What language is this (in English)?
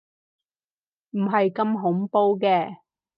Cantonese